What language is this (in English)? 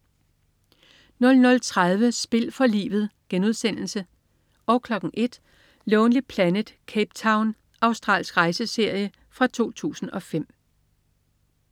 Danish